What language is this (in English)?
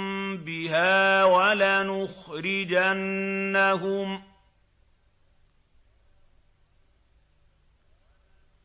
Arabic